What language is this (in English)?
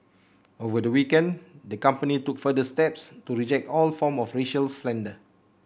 English